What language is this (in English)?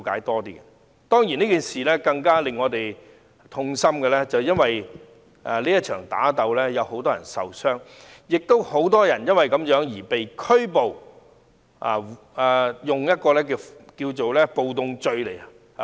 Cantonese